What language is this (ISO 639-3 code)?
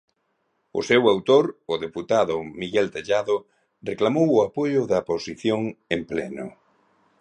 glg